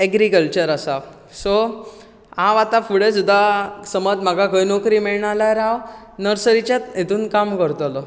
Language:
Konkani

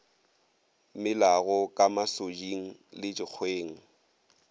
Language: Northern Sotho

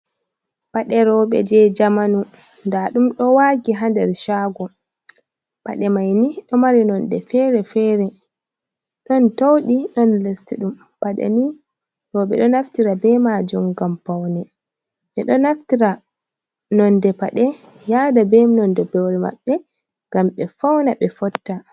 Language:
Fula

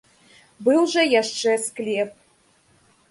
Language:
Belarusian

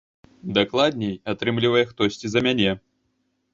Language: Belarusian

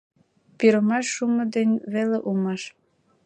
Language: Mari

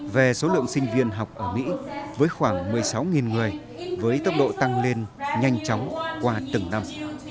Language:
Vietnamese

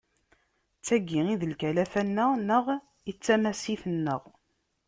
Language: Kabyle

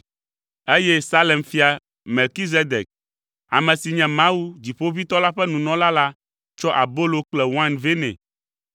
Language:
Ewe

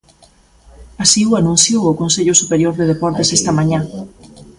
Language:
Galician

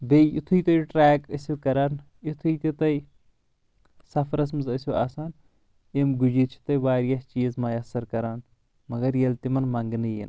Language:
Kashmiri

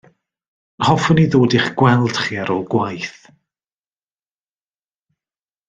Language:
Welsh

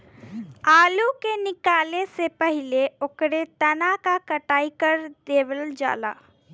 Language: Bhojpuri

